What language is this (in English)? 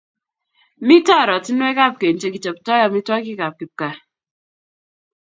Kalenjin